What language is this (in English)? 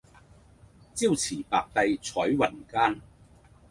Cantonese